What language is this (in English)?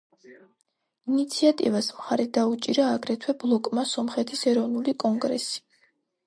Georgian